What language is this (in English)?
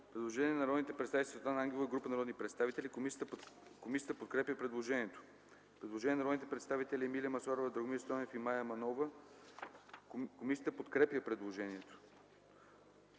Bulgarian